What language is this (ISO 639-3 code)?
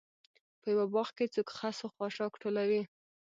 pus